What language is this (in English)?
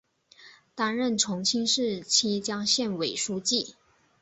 Chinese